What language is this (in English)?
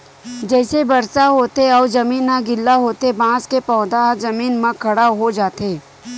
Chhattisgarhi